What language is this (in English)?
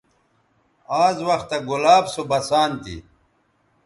Bateri